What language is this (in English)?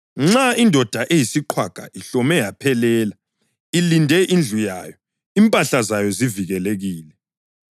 North Ndebele